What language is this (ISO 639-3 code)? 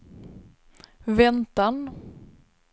swe